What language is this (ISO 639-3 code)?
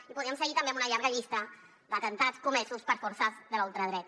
cat